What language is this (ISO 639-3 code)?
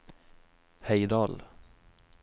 nor